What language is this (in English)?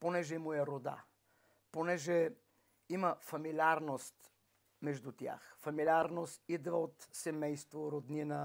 Bulgarian